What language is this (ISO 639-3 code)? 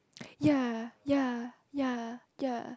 eng